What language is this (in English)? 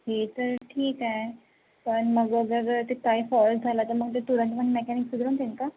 Marathi